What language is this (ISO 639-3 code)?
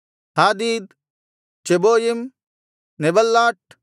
kan